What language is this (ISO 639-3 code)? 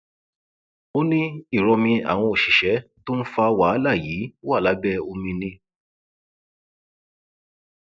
yor